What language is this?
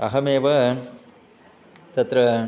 Sanskrit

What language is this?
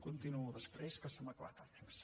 Catalan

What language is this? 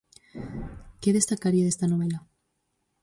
Galician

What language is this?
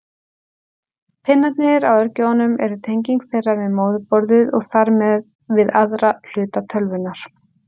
Icelandic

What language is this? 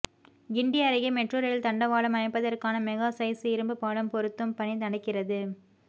Tamil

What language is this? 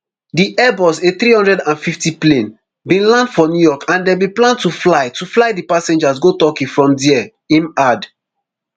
Nigerian Pidgin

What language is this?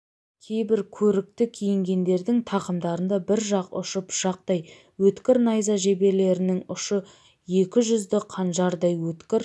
Kazakh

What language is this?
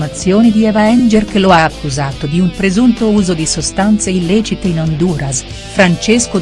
Italian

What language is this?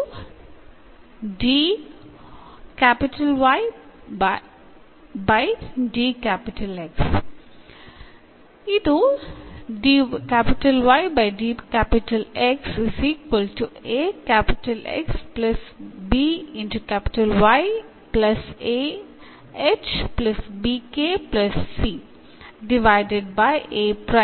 Kannada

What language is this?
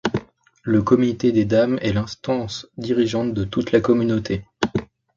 French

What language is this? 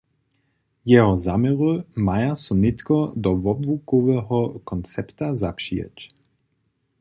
Upper Sorbian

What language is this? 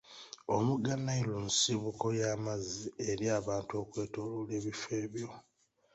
Ganda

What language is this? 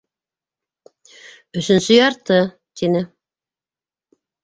Bashkir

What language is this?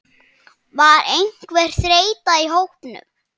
Icelandic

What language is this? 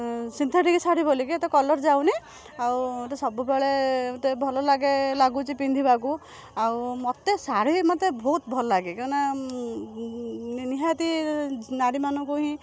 Odia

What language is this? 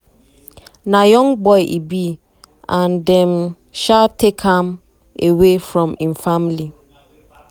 Nigerian Pidgin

